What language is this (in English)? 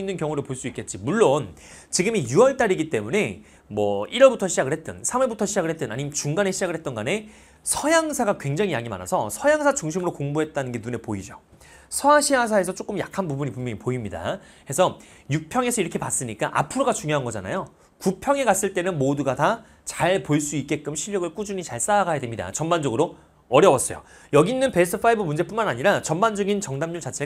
Korean